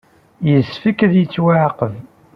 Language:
Kabyle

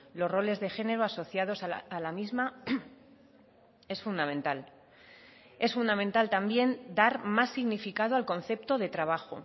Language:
Spanish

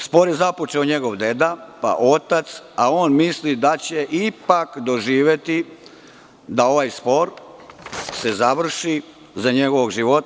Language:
Serbian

